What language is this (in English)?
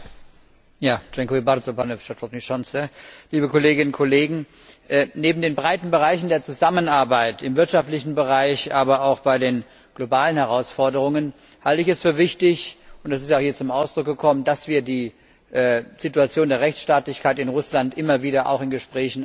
German